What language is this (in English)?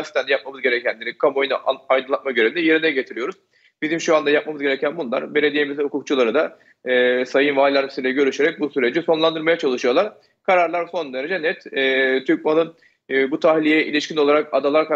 Turkish